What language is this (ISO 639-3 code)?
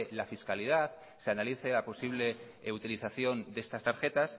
spa